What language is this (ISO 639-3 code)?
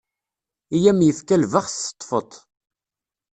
kab